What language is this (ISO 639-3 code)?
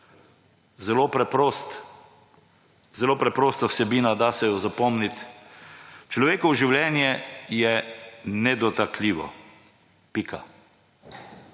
slv